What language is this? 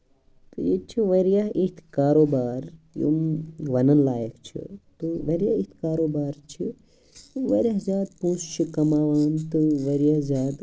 Kashmiri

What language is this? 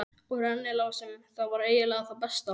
Icelandic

